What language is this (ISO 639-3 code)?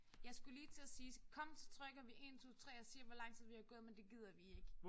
dan